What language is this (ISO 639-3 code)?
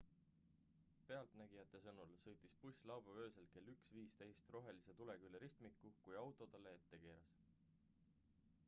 est